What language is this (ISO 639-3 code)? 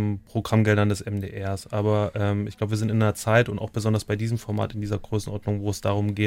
deu